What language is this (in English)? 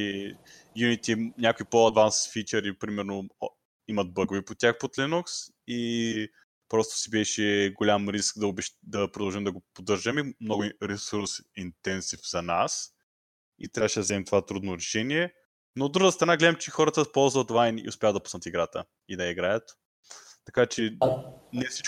Bulgarian